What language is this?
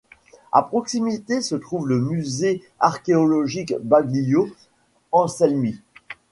French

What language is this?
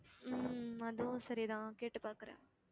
Tamil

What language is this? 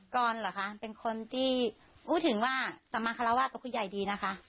Thai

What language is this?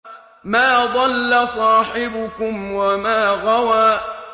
Arabic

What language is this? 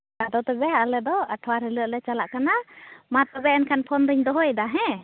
Santali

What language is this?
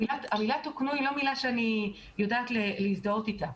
Hebrew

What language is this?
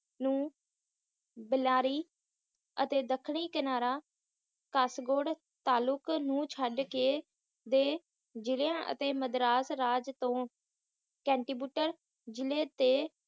Punjabi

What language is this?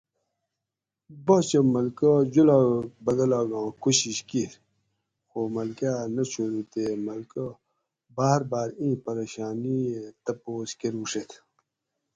Gawri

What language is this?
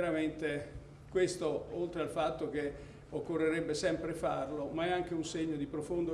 Italian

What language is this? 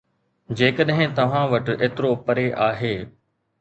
Sindhi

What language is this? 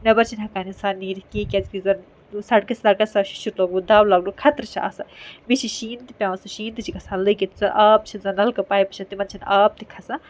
Kashmiri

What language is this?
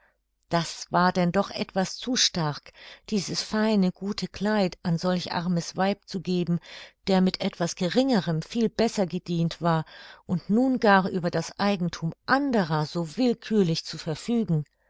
German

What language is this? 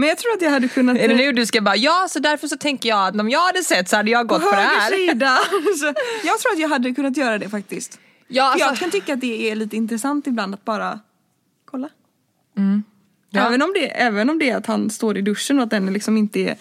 Swedish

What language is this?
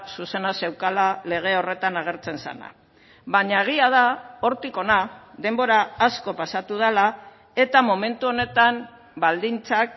Basque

